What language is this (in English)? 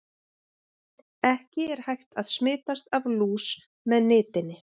Icelandic